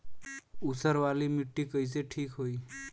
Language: Bhojpuri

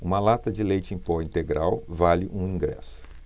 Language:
Portuguese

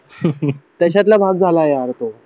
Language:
Marathi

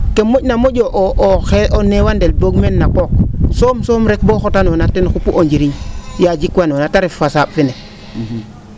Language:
Serer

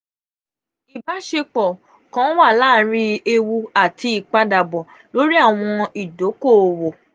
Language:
Yoruba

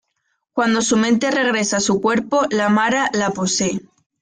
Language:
Spanish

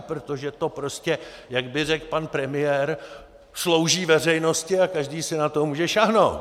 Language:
Czech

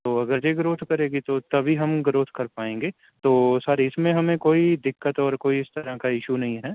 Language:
Urdu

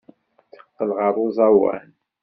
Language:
Kabyle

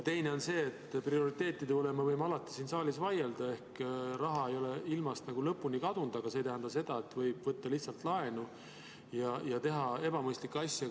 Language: Estonian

